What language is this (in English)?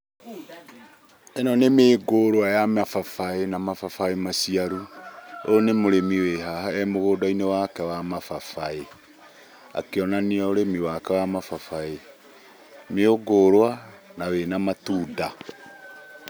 Kikuyu